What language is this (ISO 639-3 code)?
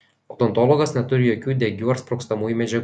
lit